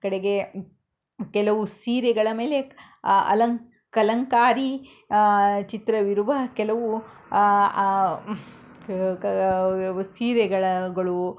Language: Kannada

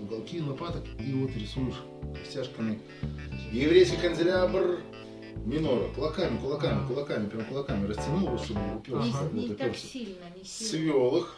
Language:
Russian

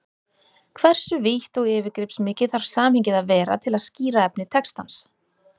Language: Icelandic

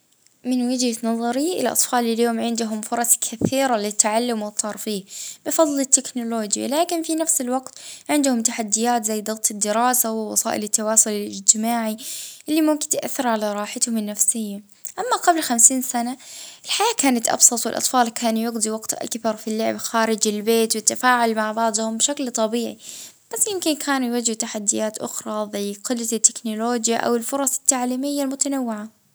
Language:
Libyan Arabic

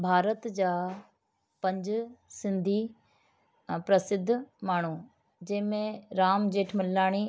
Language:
Sindhi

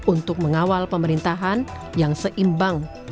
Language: Indonesian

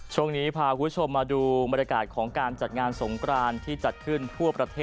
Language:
Thai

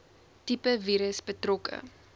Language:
Afrikaans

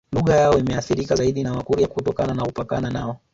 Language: Swahili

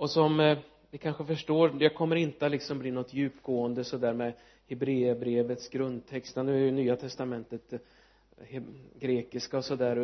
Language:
Swedish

